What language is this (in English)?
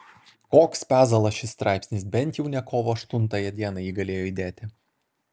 Lithuanian